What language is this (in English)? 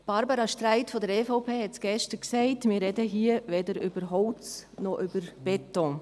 Swiss German